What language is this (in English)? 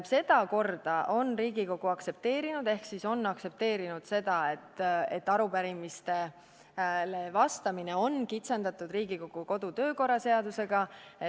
Estonian